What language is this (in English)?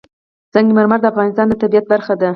Pashto